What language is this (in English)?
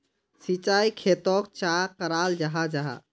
Magahi